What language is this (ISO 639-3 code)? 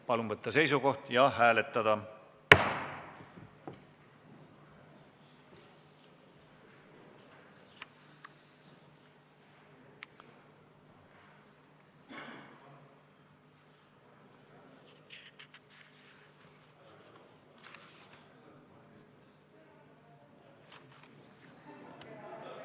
est